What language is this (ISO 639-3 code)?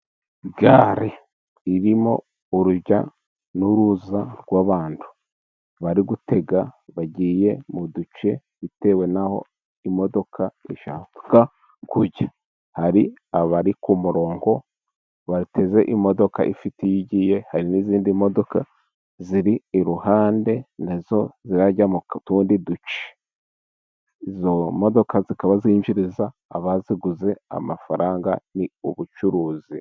kin